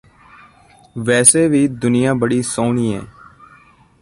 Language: Punjabi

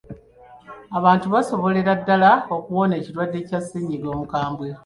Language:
Ganda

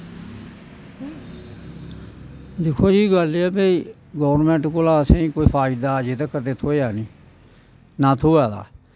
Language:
Dogri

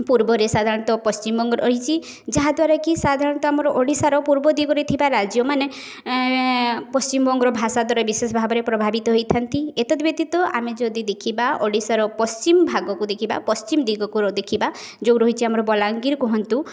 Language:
Odia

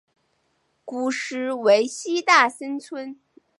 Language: Chinese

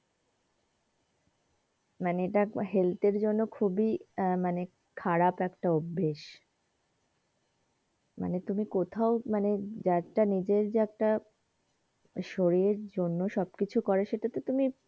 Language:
Bangla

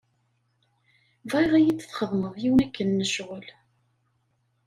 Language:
Kabyle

